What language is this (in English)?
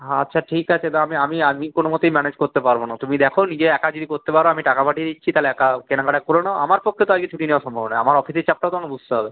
Bangla